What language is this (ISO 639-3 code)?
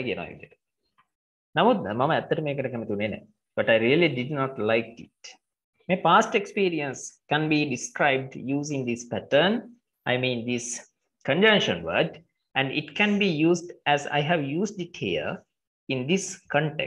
eng